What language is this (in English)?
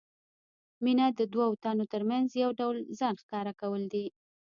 Pashto